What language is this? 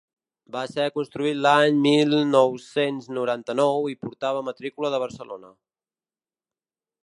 Catalan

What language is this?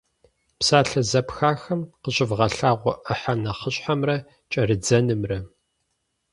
Kabardian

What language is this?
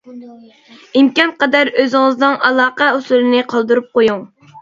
Uyghur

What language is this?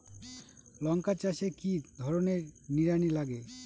Bangla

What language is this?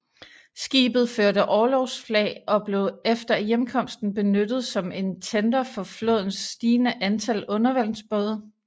Danish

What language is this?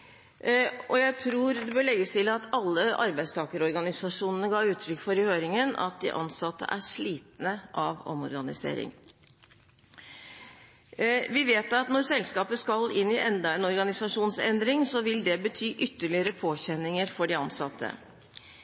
Norwegian Bokmål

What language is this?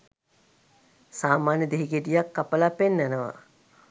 Sinhala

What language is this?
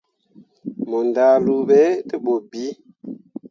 Mundang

